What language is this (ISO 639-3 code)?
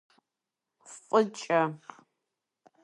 kbd